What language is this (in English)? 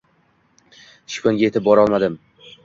Uzbek